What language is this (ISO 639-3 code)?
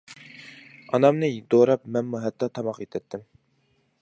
uig